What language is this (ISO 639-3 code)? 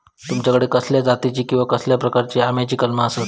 mar